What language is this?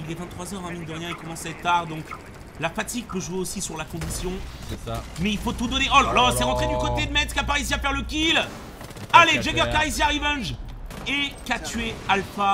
French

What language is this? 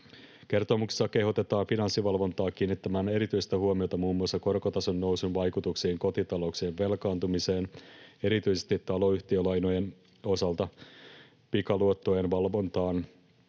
Finnish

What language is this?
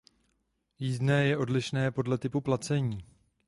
Czech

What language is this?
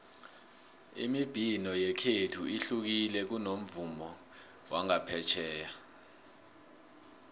South Ndebele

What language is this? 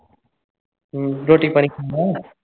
Punjabi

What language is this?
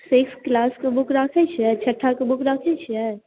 Maithili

